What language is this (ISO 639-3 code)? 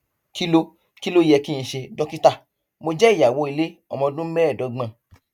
yor